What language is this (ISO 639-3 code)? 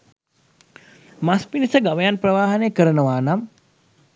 sin